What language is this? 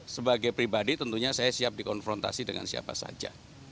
Indonesian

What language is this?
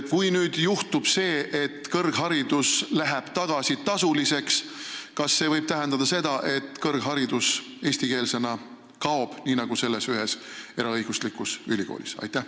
Estonian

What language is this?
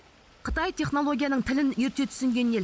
Kazakh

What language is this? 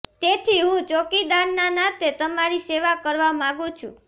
Gujarati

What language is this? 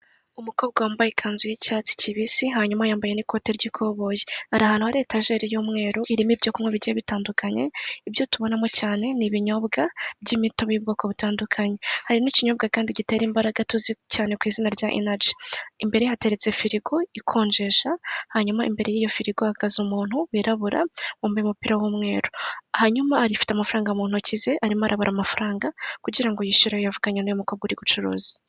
Kinyarwanda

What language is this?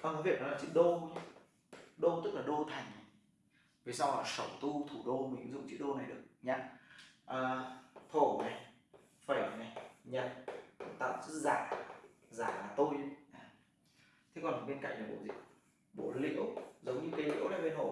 Vietnamese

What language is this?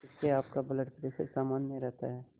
Hindi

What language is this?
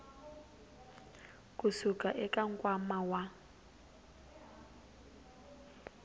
Tsonga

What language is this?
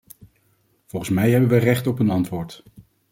Dutch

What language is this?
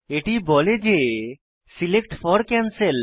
Bangla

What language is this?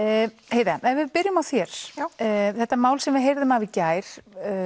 Icelandic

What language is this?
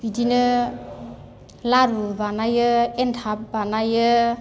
Bodo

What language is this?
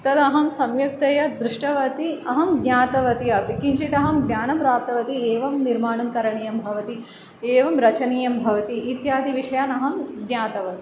Sanskrit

